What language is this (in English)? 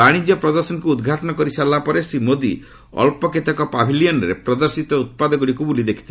Odia